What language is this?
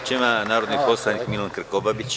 Serbian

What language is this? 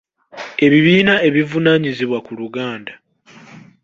Ganda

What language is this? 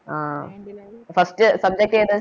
Malayalam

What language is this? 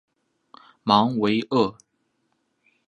Chinese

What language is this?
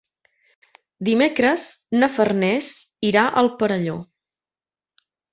Catalan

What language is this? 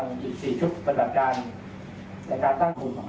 Thai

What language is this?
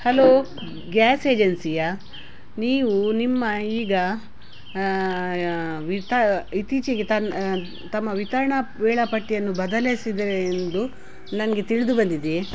Kannada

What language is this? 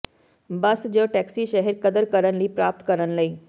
Punjabi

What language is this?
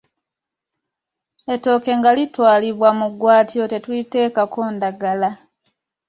Ganda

